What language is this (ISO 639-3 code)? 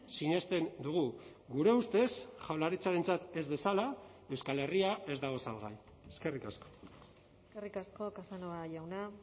eus